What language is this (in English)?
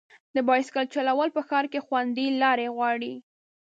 Pashto